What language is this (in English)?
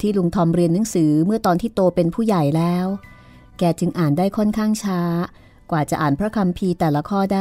Thai